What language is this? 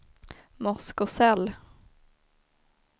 Swedish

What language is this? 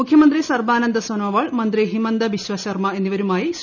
Malayalam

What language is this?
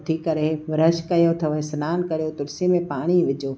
Sindhi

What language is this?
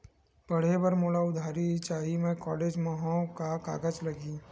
Chhattisgarhi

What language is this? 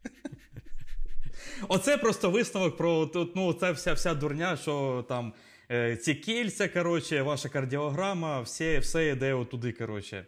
Ukrainian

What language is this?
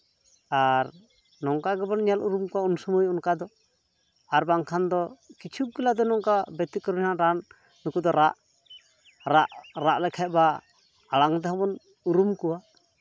Santali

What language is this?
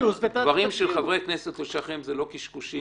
Hebrew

